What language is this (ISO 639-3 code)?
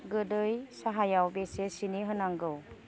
brx